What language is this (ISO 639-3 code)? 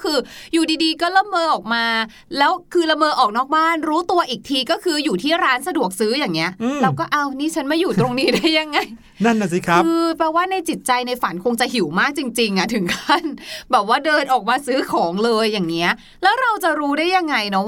tha